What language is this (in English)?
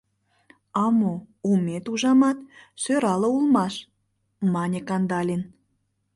Mari